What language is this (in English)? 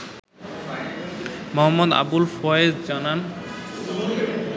Bangla